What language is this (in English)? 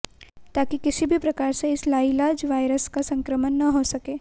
Hindi